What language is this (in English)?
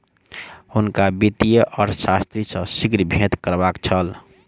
Maithili